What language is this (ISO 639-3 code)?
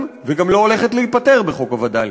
heb